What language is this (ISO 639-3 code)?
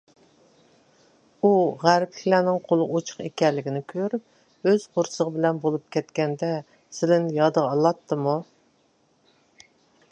uig